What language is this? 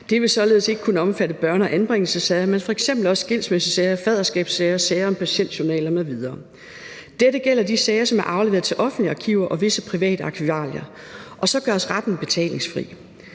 Danish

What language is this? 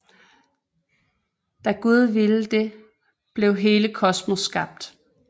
Danish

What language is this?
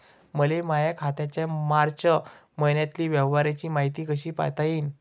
Marathi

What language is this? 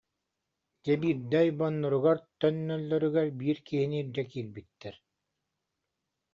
Yakut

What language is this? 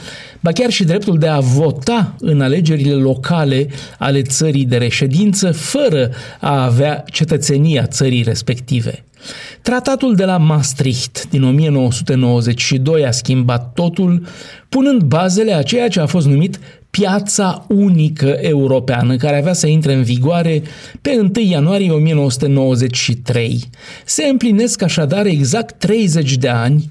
Romanian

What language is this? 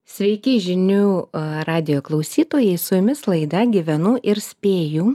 Lithuanian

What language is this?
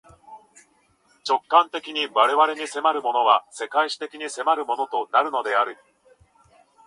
Japanese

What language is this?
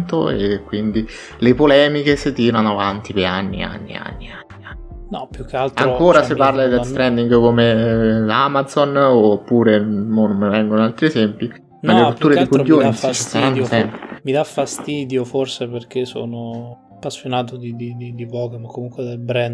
Italian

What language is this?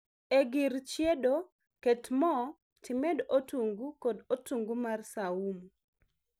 Luo (Kenya and Tanzania)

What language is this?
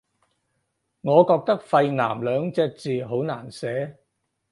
Cantonese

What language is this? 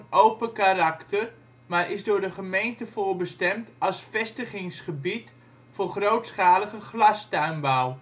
Dutch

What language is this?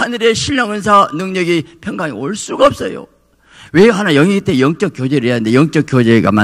Korean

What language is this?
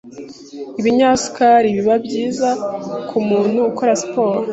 Kinyarwanda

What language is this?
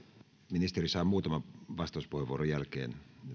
Finnish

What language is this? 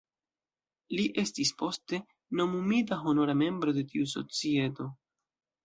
Esperanto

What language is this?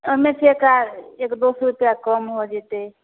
Maithili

